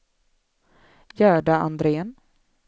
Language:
Swedish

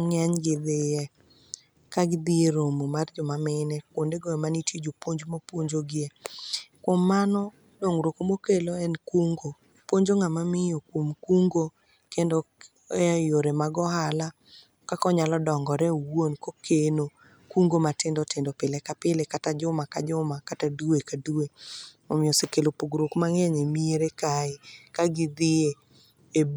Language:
Luo (Kenya and Tanzania)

